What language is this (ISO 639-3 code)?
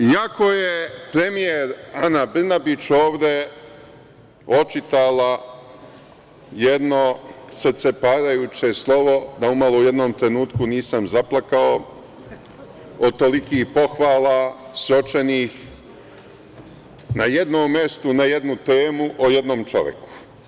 srp